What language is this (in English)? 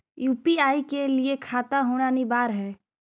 Magahi